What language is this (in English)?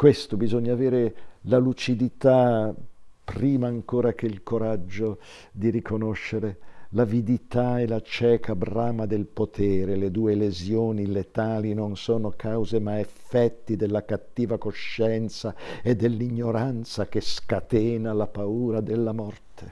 Italian